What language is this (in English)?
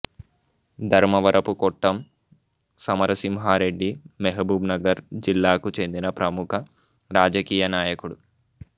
Telugu